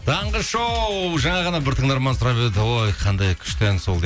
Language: Kazakh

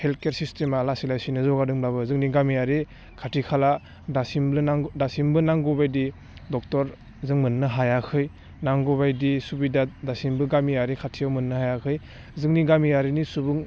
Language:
Bodo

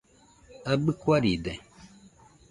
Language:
Nüpode Huitoto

